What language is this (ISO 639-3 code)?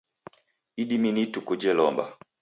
dav